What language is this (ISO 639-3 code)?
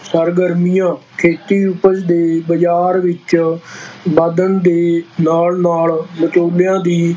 pan